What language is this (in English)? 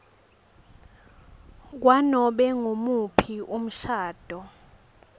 Swati